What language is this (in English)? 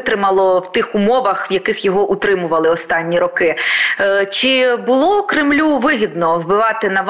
Ukrainian